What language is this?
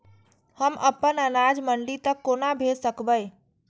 Maithili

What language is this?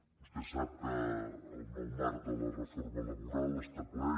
Catalan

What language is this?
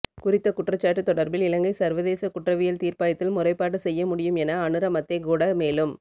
Tamil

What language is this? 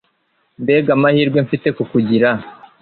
Kinyarwanda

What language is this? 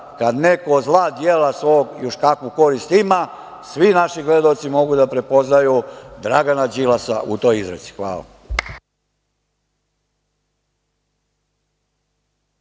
Serbian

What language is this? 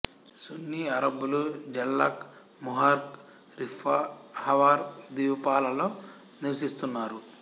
Telugu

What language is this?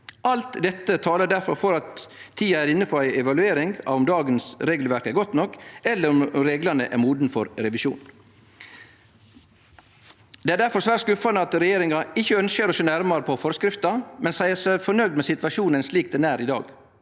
Norwegian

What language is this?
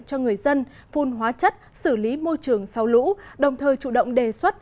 Vietnamese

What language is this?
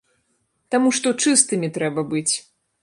Belarusian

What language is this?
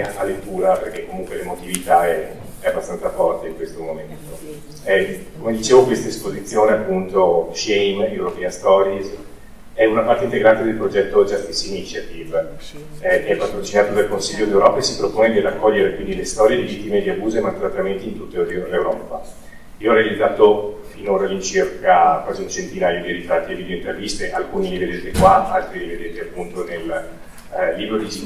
Italian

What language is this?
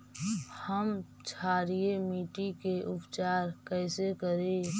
Magahi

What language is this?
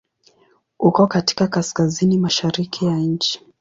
Swahili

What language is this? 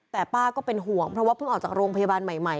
Thai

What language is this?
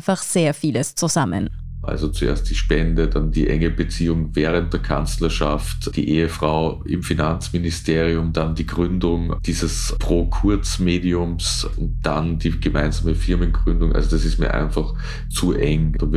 German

